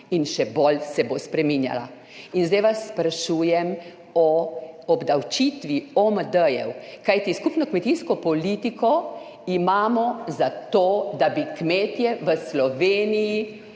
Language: Slovenian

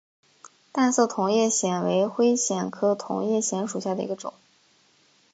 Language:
Chinese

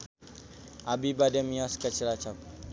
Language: Sundanese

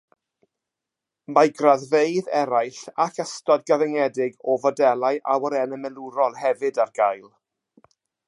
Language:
Welsh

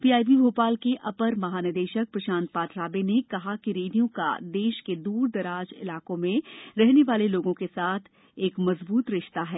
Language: Hindi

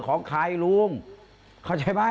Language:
Thai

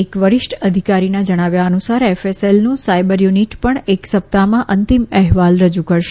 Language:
Gujarati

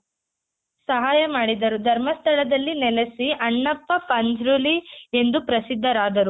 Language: Kannada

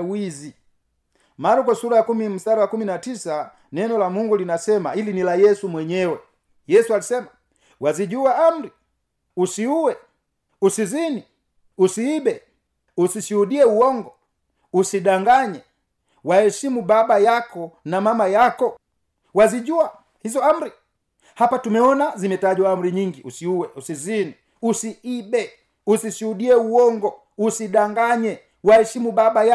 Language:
Swahili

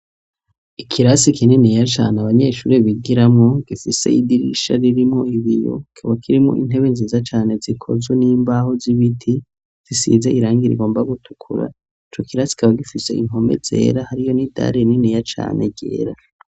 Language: Rundi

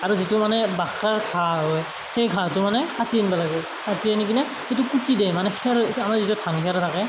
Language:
Assamese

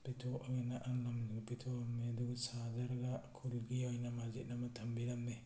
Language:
Manipuri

